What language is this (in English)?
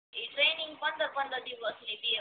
Gujarati